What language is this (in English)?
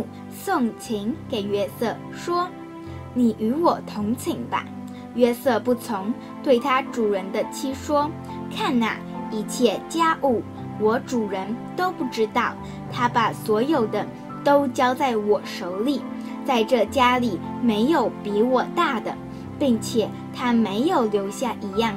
Chinese